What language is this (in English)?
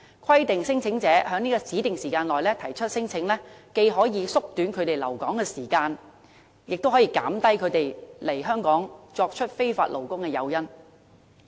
Cantonese